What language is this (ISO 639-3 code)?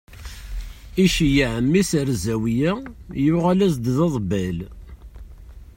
kab